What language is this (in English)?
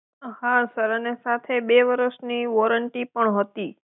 Gujarati